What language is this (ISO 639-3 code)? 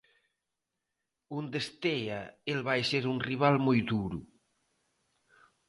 glg